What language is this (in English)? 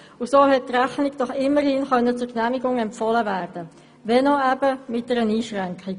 Swiss German